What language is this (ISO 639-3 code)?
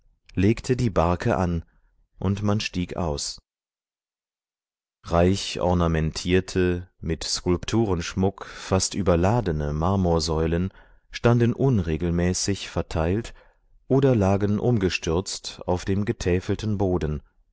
deu